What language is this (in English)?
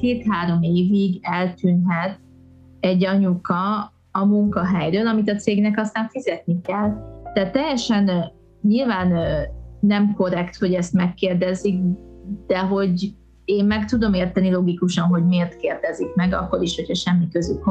Hungarian